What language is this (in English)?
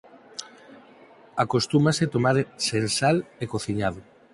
Galician